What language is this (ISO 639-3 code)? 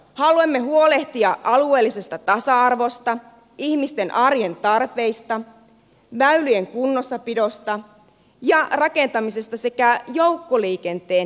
fin